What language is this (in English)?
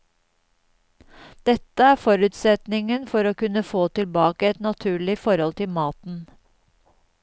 Norwegian